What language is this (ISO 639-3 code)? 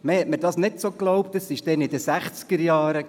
gsw